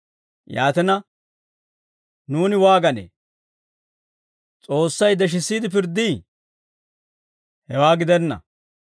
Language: Dawro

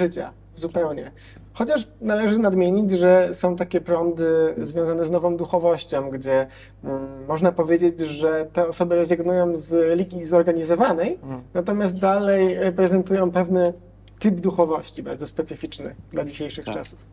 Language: Polish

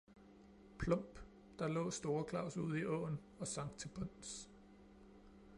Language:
Danish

